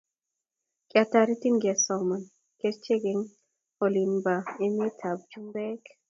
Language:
Kalenjin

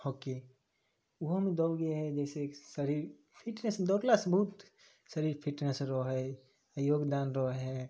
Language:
Maithili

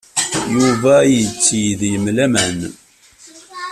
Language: Kabyle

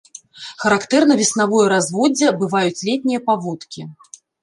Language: Belarusian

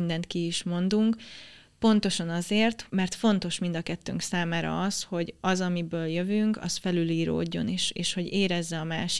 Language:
Hungarian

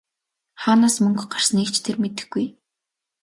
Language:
Mongolian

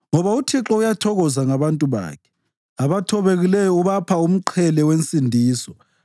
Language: North Ndebele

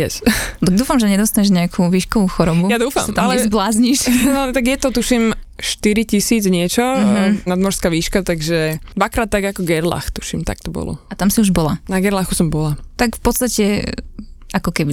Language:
Slovak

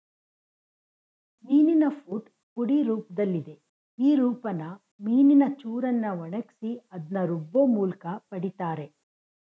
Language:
Kannada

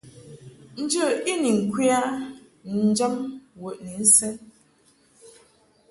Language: Mungaka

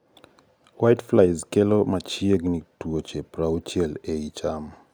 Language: Luo (Kenya and Tanzania)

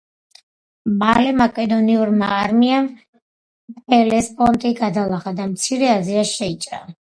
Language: Georgian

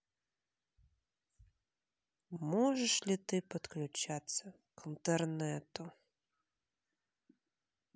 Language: Russian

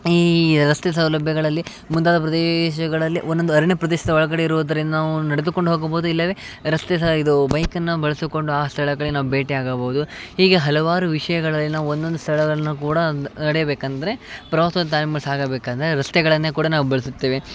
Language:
Kannada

